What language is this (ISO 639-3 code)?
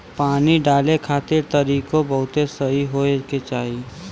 bho